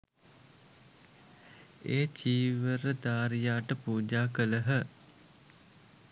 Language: Sinhala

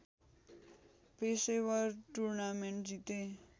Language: Nepali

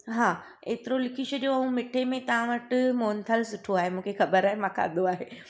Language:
Sindhi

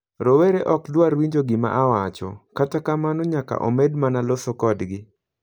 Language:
Luo (Kenya and Tanzania)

